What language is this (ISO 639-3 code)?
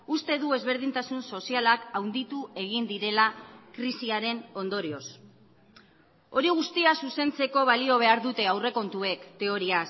eus